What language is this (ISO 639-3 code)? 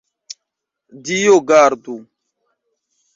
epo